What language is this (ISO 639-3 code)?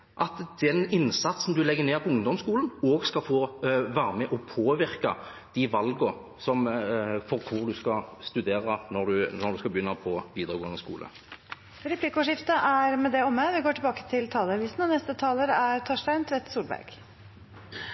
nor